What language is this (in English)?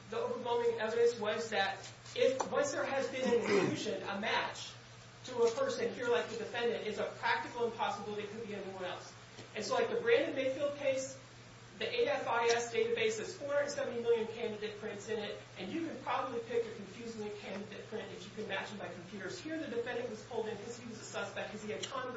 English